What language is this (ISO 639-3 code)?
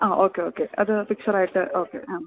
mal